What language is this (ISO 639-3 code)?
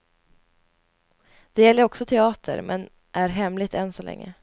swe